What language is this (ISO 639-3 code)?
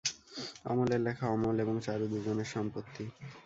ben